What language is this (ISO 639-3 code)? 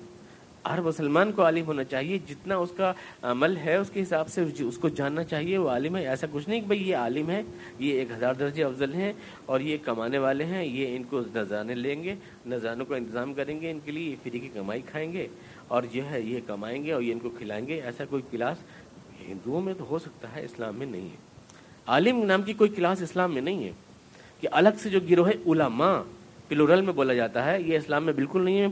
urd